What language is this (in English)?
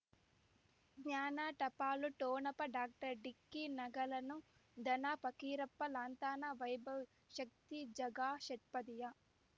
Kannada